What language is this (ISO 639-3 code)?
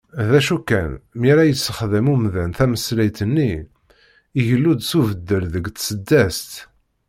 kab